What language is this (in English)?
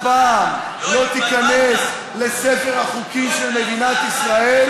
Hebrew